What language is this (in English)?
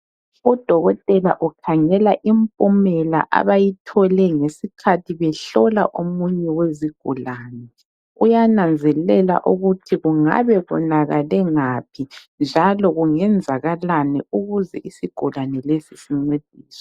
North Ndebele